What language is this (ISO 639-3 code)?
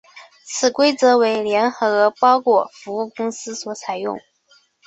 zho